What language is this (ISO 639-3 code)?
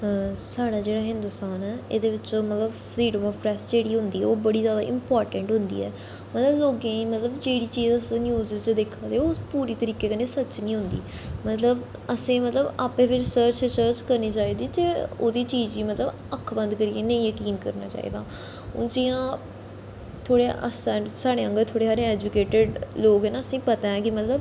doi